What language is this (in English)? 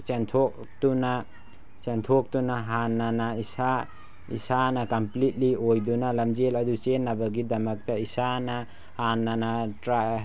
Manipuri